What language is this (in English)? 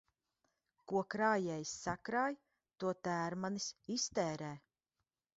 Latvian